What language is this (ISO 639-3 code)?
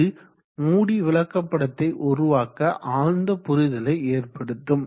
tam